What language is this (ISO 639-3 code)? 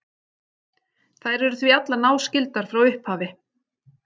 isl